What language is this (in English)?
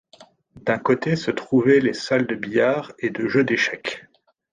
French